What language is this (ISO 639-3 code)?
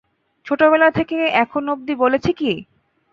ben